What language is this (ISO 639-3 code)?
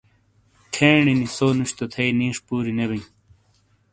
scl